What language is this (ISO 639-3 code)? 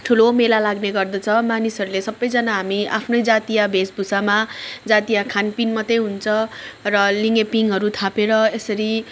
nep